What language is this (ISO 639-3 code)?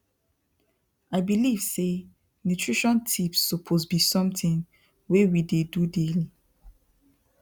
pcm